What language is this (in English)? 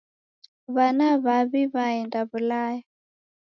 Taita